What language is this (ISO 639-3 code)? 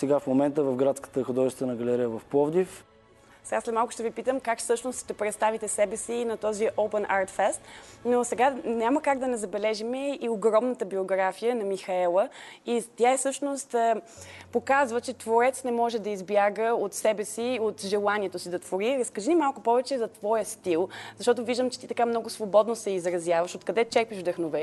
bul